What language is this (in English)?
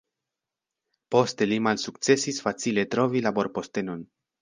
Esperanto